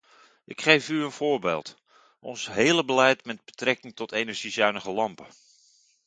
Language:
Dutch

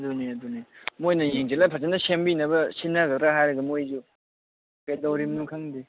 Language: Manipuri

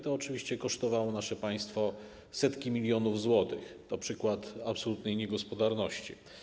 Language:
Polish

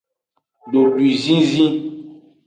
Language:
Aja (Benin)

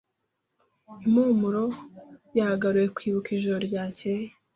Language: Kinyarwanda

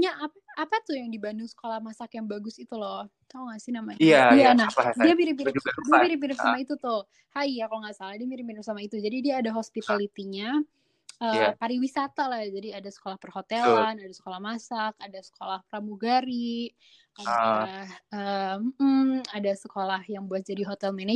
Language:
Indonesian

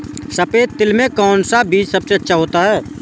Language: Hindi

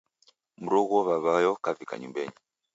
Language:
Taita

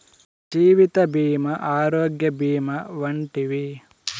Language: Telugu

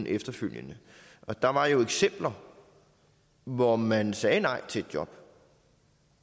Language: Danish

